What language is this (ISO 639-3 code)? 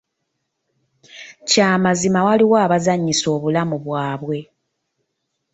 lug